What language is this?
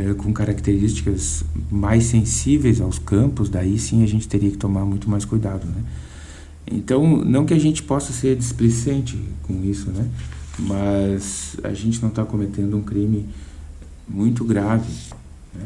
Portuguese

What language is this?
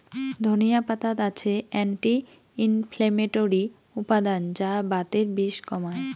Bangla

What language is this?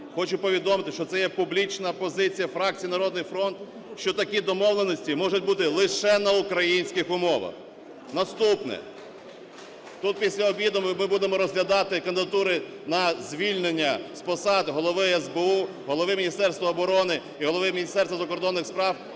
Ukrainian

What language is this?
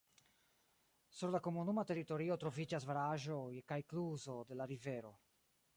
Esperanto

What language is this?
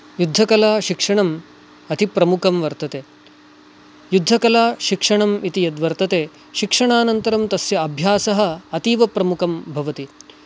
Sanskrit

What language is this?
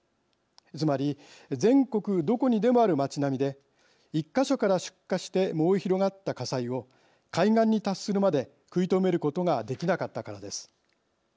Japanese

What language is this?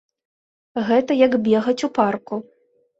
Belarusian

